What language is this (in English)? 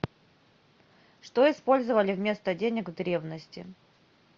Russian